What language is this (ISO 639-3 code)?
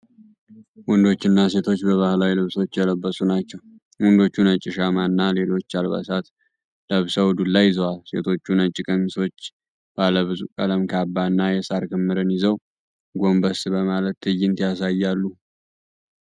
amh